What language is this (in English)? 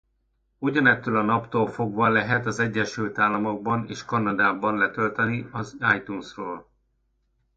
Hungarian